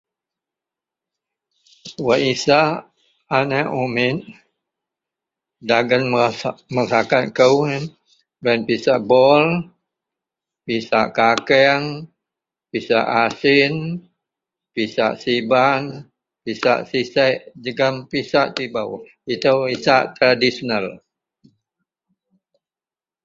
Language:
Central Melanau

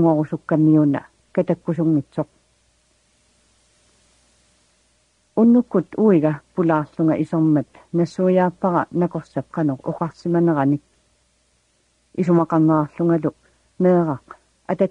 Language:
Arabic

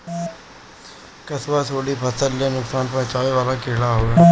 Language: Bhojpuri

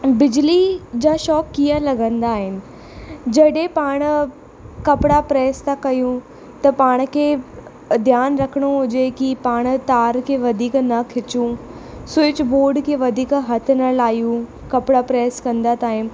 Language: Sindhi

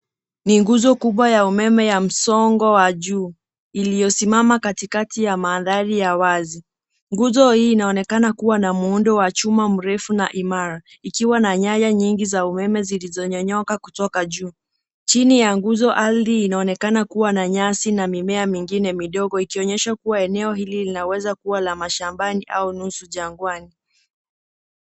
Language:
Swahili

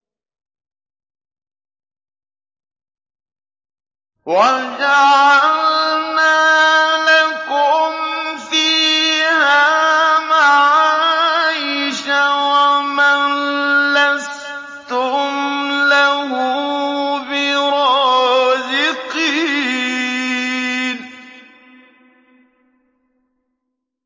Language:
Arabic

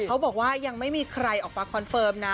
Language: Thai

